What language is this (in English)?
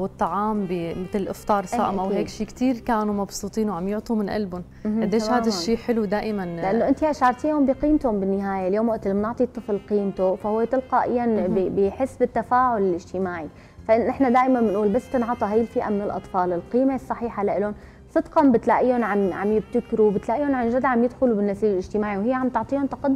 Arabic